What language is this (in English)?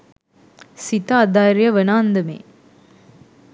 Sinhala